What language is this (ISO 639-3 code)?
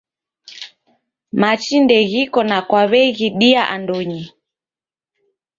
dav